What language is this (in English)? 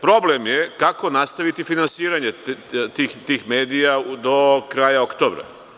Serbian